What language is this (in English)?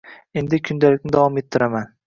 Uzbek